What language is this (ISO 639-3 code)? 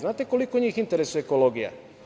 srp